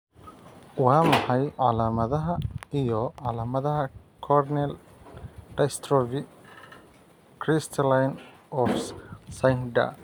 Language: Somali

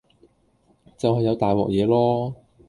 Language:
Cantonese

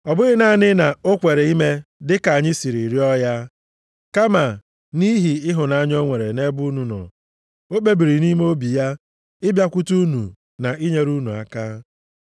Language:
Igbo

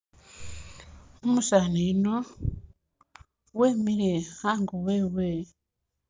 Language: Masaaba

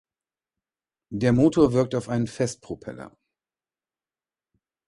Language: German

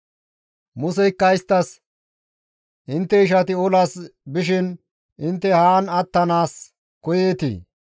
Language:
Gamo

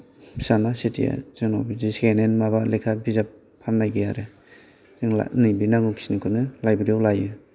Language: Bodo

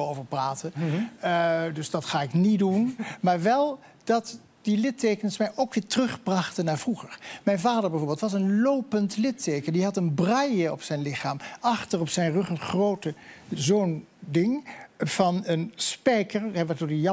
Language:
Dutch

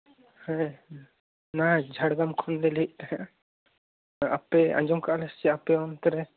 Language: Santali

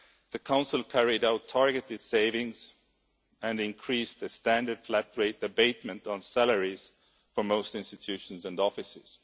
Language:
English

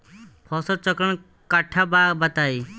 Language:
Bhojpuri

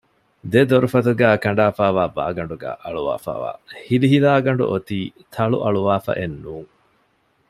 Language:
Divehi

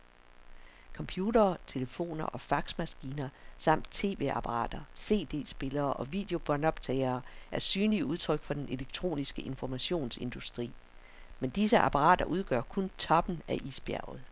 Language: Danish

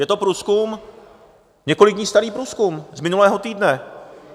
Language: Czech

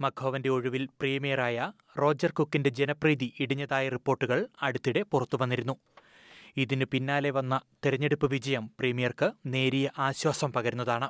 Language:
Malayalam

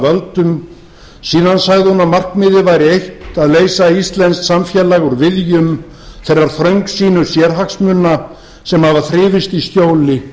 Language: Icelandic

